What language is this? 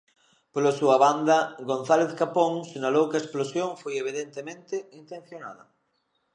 Galician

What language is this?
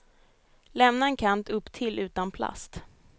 Swedish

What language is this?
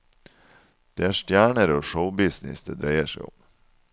Norwegian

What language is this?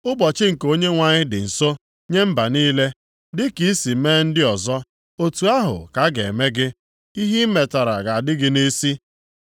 Igbo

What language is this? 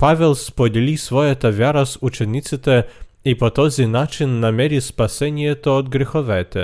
Bulgarian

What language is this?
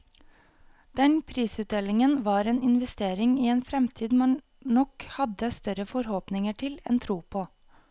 Norwegian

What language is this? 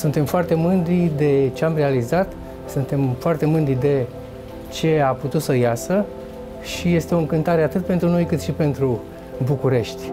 Romanian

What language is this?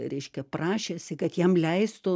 Lithuanian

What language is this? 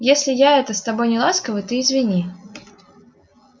Russian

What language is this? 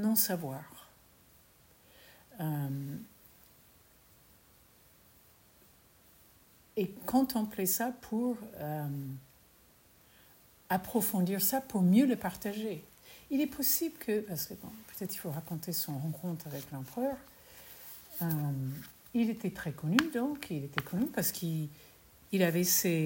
French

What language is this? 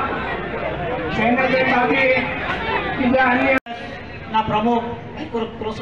Gujarati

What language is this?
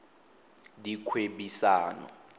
Tswana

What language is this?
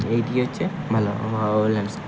Bangla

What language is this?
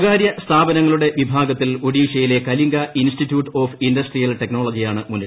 Malayalam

